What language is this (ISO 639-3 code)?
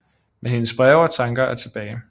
dan